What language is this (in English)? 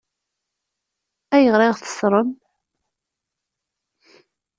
Kabyle